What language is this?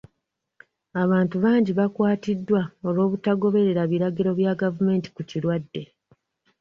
Ganda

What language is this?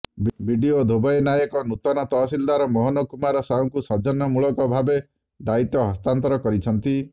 Odia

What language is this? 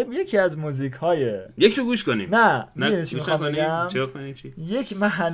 Persian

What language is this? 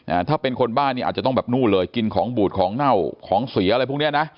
Thai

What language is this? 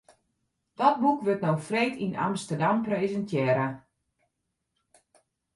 Western Frisian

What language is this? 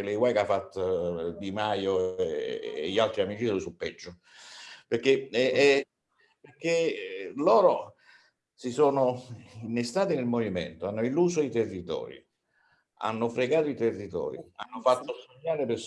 Italian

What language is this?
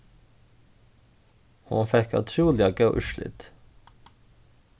Faroese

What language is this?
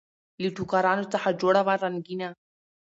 Pashto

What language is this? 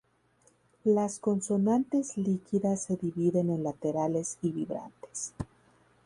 Spanish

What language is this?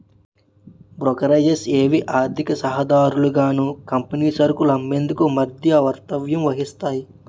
Telugu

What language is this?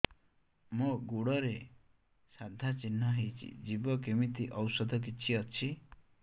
Odia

